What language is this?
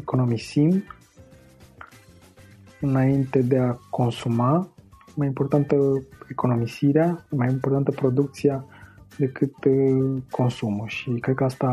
Romanian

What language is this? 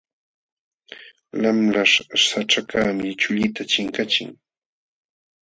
Jauja Wanca Quechua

